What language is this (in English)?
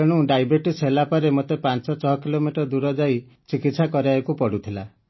Odia